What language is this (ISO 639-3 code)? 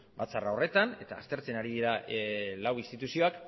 eus